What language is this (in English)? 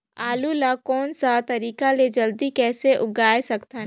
Chhattisgarhi